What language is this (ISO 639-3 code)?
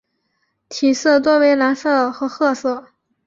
zho